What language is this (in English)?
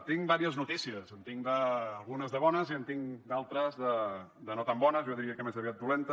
Catalan